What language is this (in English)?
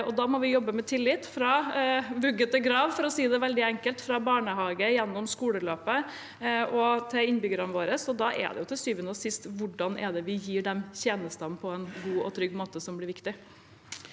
Norwegian